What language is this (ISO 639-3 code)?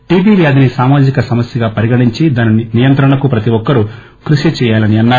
tel